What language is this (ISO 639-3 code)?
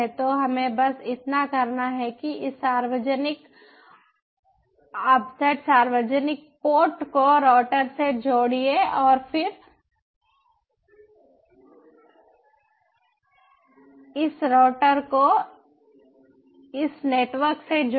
hin